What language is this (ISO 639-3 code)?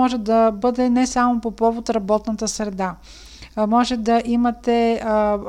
bul